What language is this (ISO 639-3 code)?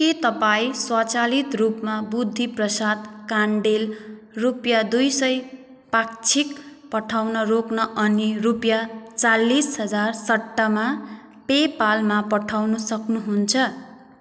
nep